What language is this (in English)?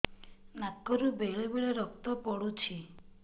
Odia